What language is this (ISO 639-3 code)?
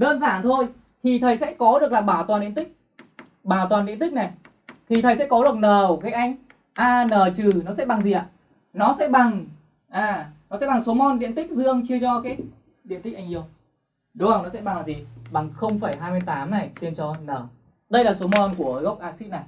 vie